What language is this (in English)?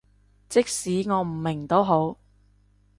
Cantonese